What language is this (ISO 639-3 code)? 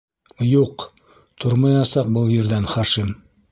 bak